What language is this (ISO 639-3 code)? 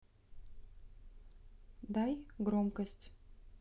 rus